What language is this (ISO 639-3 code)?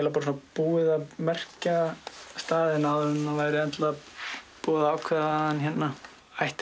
isl